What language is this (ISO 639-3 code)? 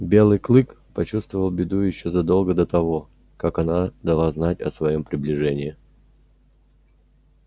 rus